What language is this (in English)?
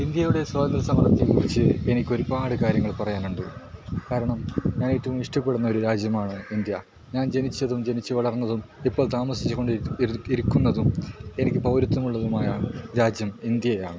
Malayalam